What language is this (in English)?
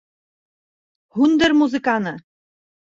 Bashkir